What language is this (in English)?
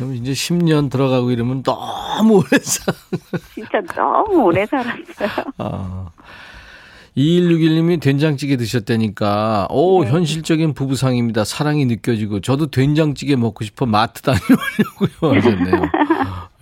Korean